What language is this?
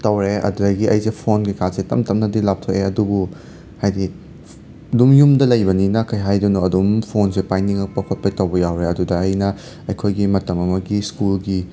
Manipuri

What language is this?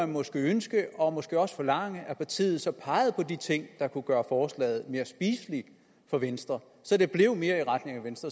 Danish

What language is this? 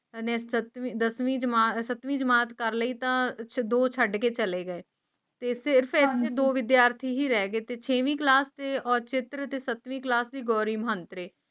Punjabi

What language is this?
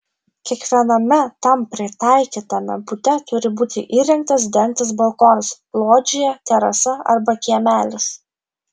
Lithuanian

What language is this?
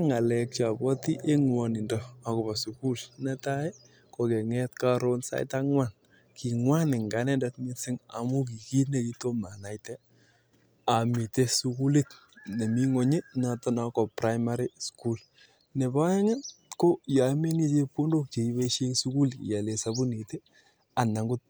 Kalenjin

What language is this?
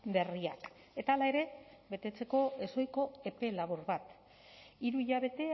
Basque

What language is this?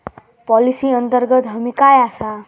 Marathi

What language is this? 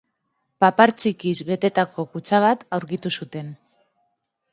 Basque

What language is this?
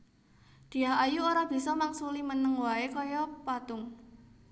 Javanese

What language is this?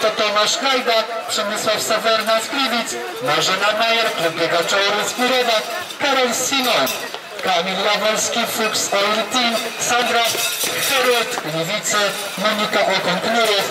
Polish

